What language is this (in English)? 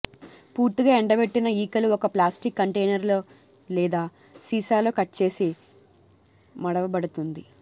Telugu